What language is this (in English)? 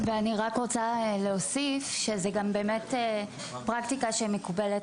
Hebrew